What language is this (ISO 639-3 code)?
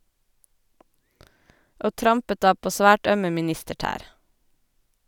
nor